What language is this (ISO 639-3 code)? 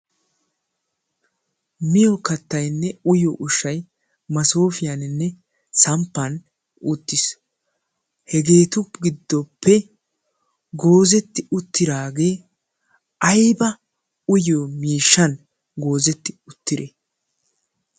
wal